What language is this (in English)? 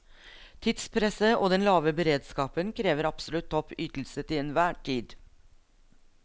Norwegian